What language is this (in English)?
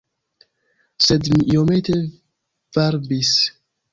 Esperanto